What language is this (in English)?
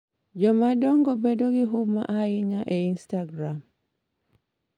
Luo (Kenya and Tanzania)